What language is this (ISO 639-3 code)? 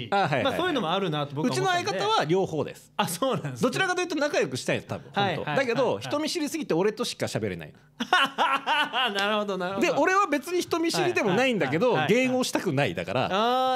jpn